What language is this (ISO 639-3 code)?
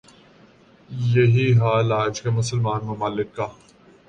urd